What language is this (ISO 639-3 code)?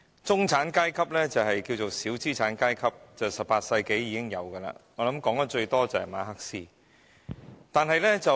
yue